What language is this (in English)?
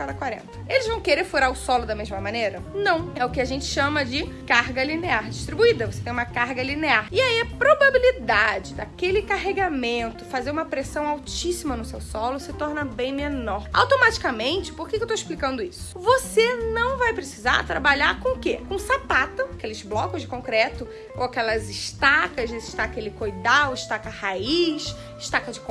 Portuguese